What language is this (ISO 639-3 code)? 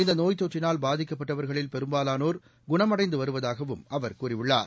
tam